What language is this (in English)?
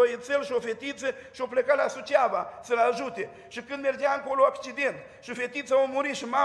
Romanian